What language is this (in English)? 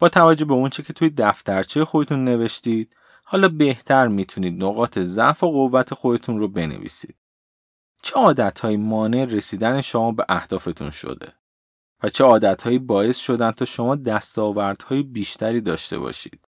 Persian